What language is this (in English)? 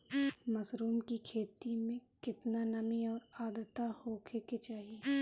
Bhojpuri